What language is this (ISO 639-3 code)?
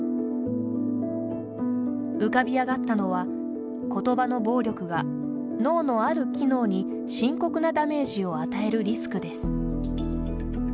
jpn